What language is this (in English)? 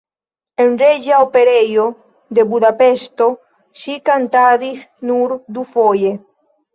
Esperanto